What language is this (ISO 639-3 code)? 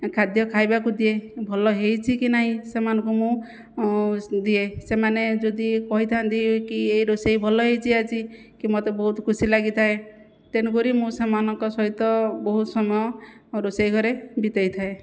ori